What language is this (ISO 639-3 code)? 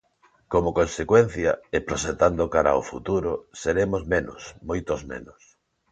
glg